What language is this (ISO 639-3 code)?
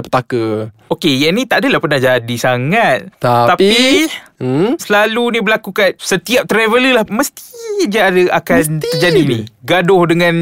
msa